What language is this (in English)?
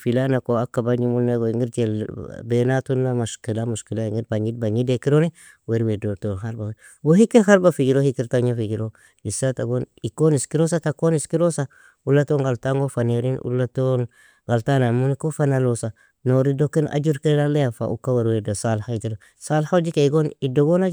Nobiin